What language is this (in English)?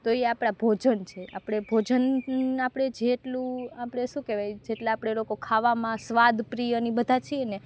Gujarati